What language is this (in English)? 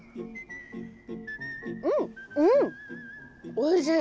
Japanese